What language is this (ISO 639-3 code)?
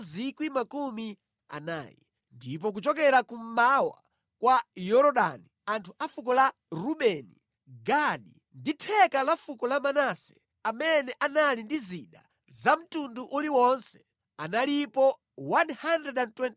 nya